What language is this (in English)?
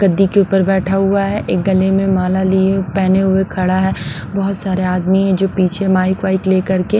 Hindi